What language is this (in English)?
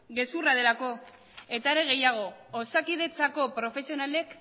Basque